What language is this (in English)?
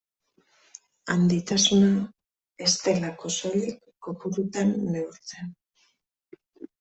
Basque